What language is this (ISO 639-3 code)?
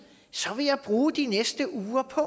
dan